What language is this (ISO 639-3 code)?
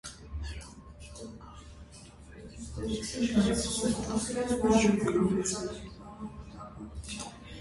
hye